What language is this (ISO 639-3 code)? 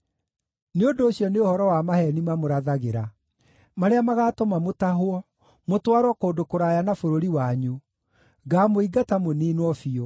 kik